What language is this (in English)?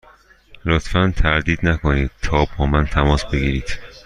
Persian